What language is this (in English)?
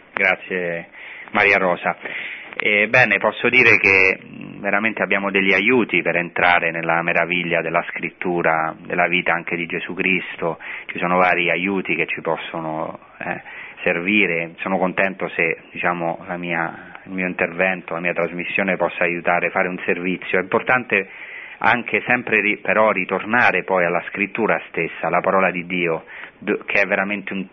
Italian